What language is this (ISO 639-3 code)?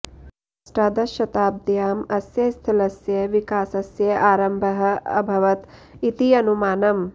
san